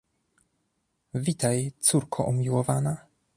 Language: Polish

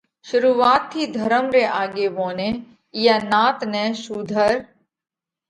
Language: Parkari Koli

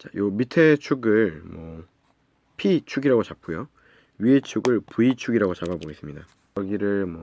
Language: Korean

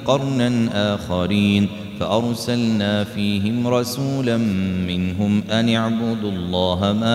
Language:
Arabic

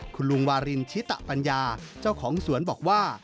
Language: Thai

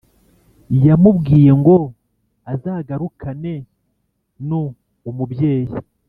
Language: Kinyarwanda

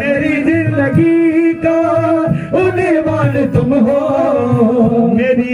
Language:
Arabic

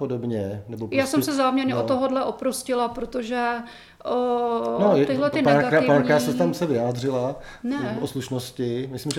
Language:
Czech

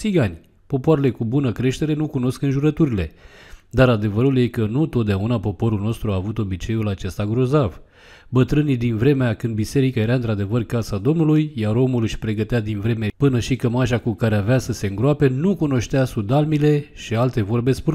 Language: Romanian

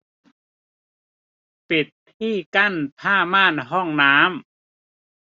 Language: Thai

